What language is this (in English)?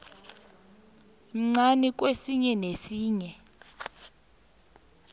South Ndebele